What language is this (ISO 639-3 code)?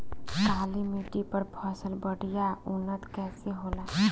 bho